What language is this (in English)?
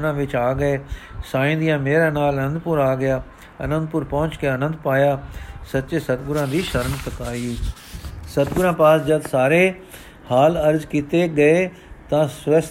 Punjabi